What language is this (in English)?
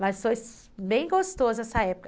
Portuguese